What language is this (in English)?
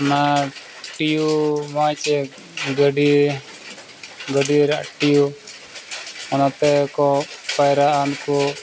Santali